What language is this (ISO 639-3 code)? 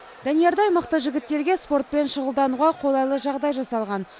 kaz